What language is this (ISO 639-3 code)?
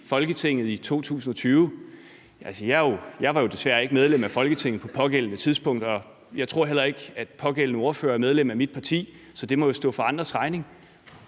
dan